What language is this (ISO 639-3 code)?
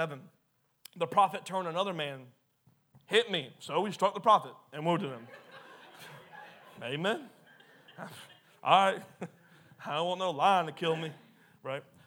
eng